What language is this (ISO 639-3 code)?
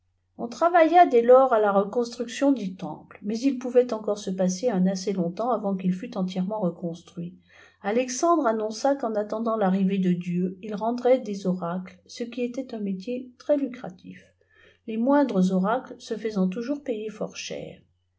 fra